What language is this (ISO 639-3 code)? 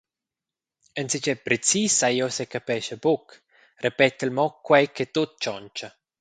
roh